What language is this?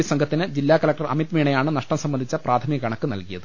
Malayalam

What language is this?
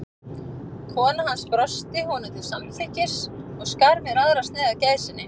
Icelandic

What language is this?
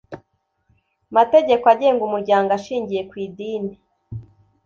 Kinyarwanda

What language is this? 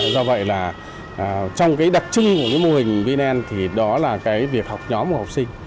Vietnamese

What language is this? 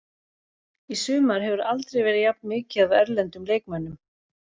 Icelandic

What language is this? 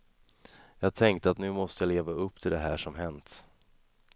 Swedish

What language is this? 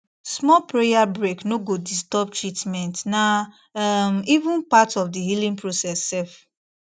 Nigerian Pidgin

